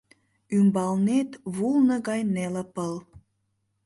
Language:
Mari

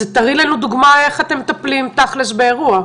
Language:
Hebrew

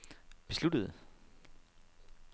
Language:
Danish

